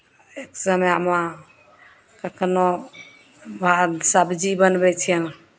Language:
Maithili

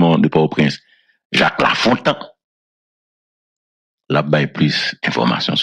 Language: French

